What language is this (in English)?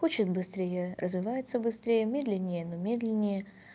Russian